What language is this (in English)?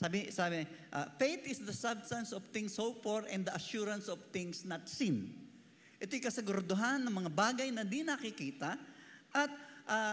Filipino